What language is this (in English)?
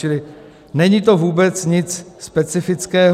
Czech